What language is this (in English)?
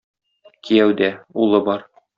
Tatar